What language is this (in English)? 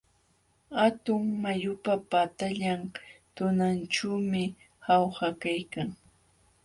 Jauja Wanca Quechua